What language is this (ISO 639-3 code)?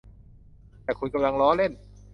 tha